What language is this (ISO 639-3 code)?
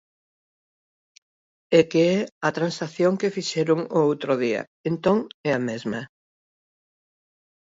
glg